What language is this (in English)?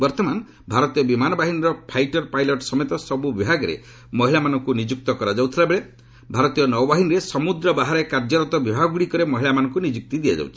Odia